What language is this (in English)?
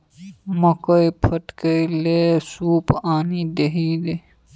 Maithili